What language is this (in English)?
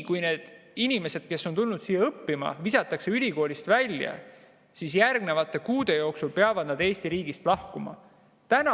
Estonian